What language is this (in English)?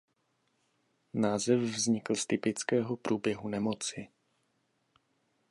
Czech